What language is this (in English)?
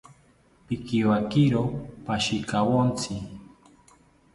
South Ucayali Ashéninka